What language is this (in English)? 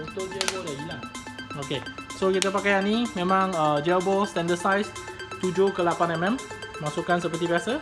Malay